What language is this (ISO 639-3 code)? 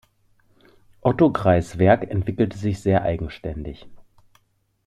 deu